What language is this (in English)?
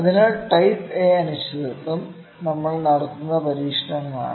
Malayalam